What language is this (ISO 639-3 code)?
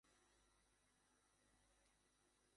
ben